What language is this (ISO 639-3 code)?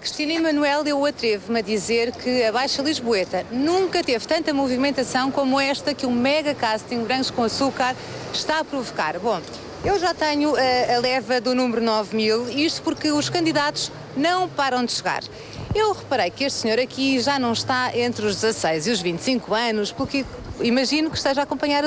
por